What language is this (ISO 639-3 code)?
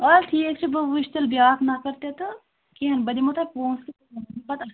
kas